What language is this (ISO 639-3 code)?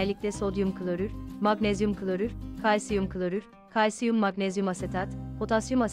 tur